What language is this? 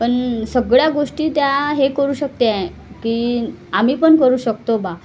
Marathi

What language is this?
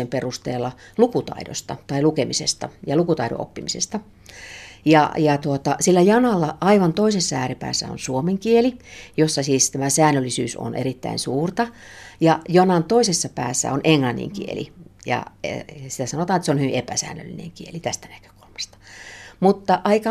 Finnish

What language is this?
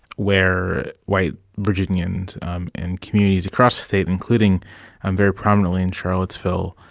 English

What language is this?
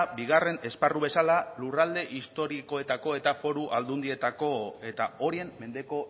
Basque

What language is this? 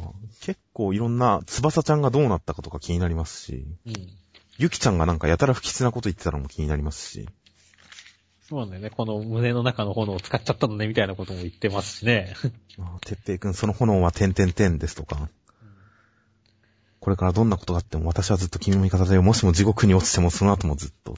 Japanese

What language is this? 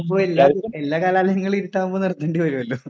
Malayalam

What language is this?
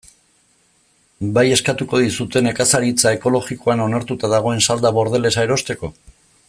Basque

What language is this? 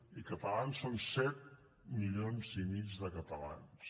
Catalan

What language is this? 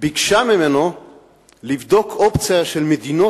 Hebrew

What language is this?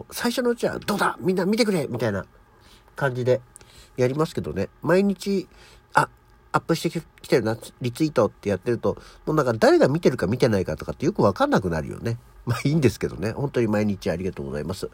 Japanese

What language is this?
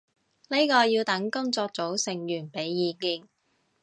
Cantonese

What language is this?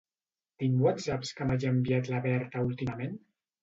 Catalan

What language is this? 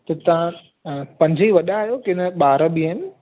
Sindhi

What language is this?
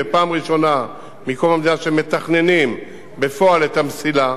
Hebrew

